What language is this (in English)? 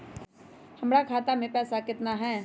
Magahi